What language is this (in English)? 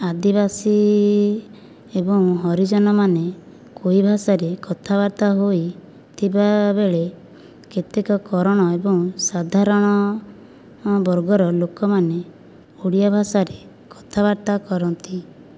Odia